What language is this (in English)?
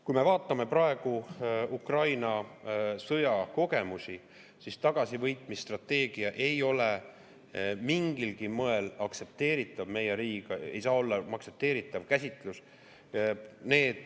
Estonian